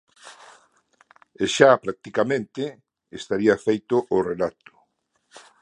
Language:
Galician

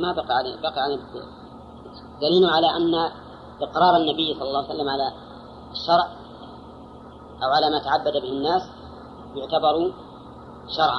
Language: Arabic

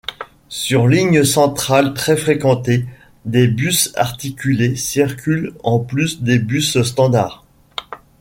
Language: French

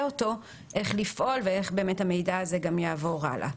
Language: Hebrew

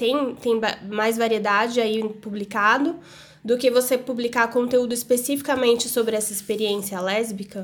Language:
Portuguese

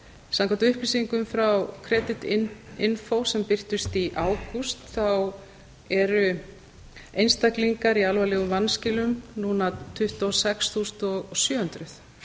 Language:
Icelandic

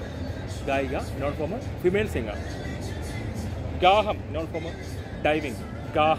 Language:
Hindi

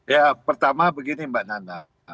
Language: Indonesian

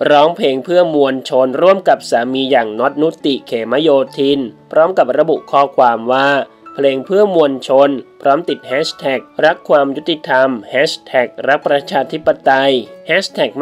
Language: Thai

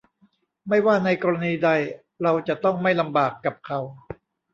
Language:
Thai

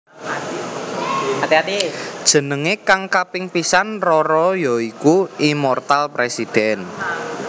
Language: Javanese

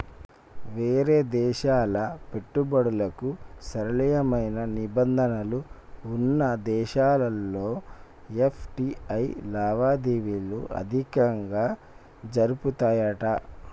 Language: Telugu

